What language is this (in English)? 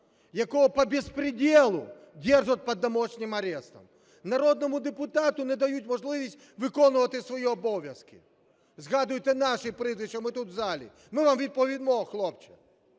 Ukrainian